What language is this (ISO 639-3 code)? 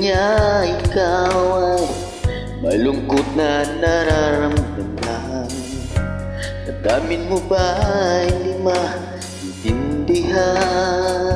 ind